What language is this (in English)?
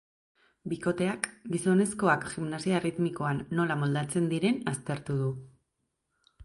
Basque